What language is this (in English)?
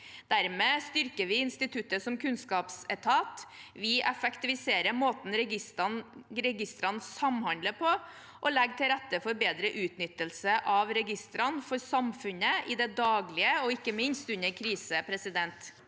Norwegian